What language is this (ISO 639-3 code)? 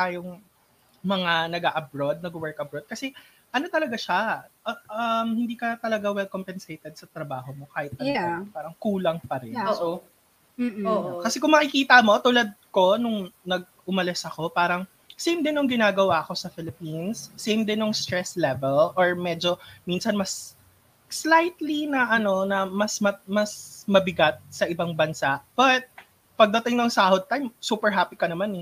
fil